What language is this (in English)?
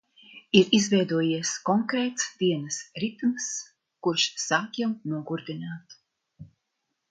Latvian